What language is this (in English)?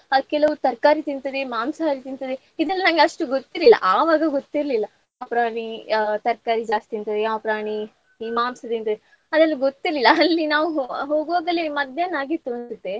Kannada